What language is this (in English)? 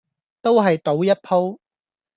Cantonese